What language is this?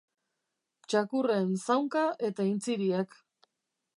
Basque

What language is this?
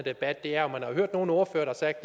Danish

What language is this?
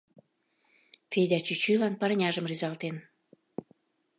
Mari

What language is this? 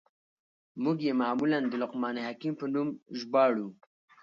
Pashto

